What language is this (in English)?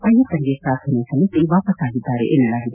Kannada